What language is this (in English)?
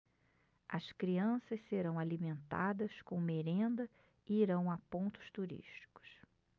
Portuguese